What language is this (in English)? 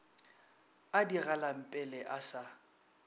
Northern Sotho